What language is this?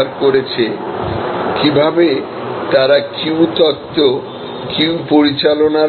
Bangla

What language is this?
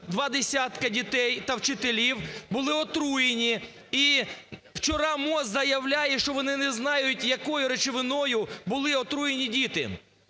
Ukrainian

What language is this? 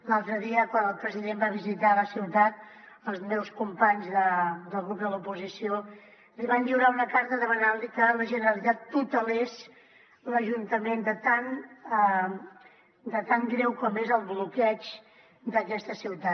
Catalan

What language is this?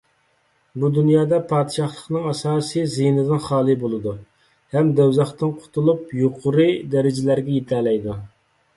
Uyghur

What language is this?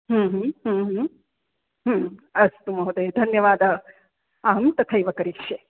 Sanskrit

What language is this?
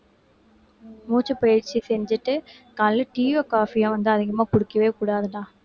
Tamil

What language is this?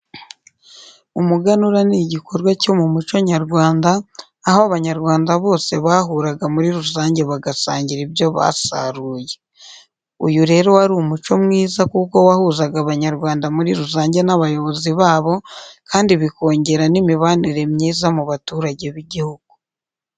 Kinyarwanda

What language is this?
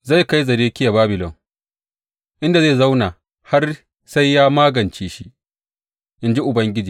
Hausa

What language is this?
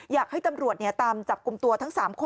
Thai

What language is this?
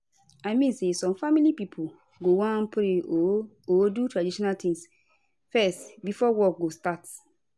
Nigerian Pidgin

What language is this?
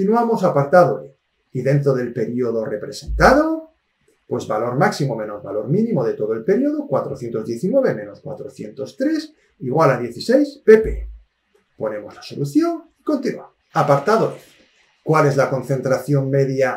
Spanish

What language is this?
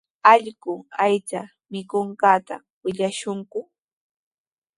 Sihuas Ancash Quechua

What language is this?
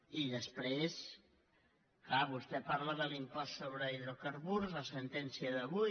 Catalan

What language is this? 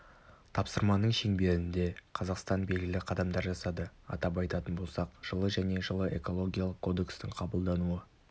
Kazakh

